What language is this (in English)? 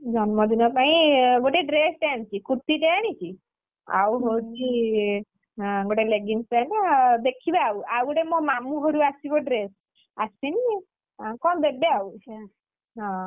Odia